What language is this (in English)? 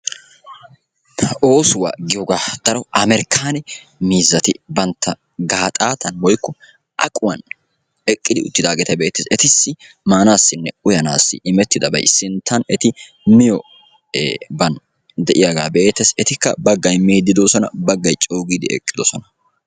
Wolaytta